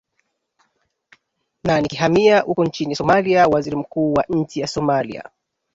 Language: Swahili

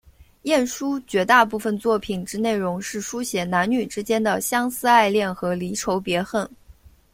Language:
Chinese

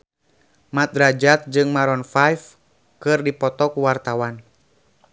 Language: Sundanese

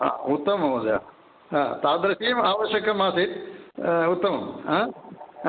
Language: Sanskrit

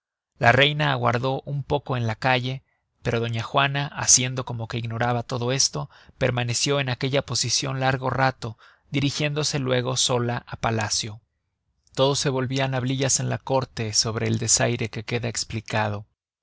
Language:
Spanish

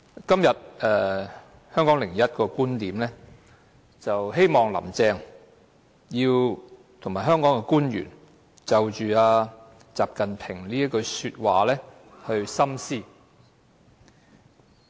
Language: Cantonese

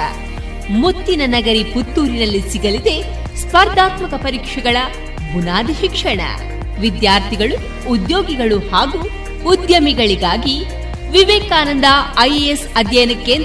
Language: Kannada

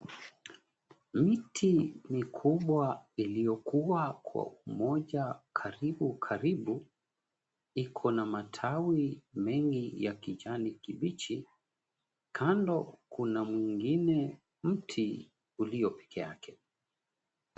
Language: Swahili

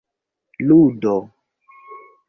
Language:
Esperanto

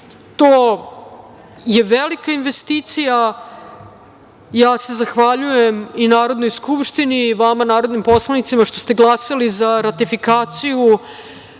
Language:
Serbian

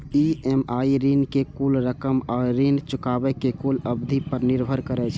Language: Maithili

